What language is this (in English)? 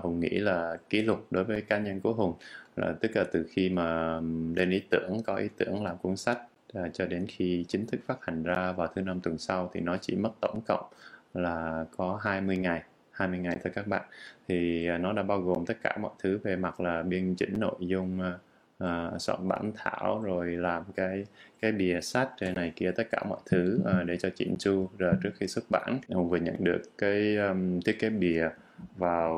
Vietnamese